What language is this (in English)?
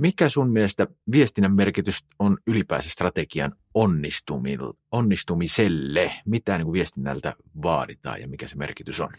Finnish